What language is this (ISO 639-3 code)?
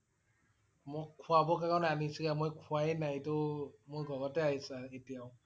asm